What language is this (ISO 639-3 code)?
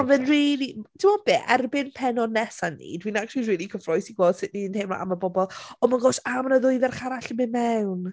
cym